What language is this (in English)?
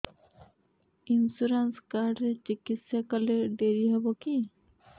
Odia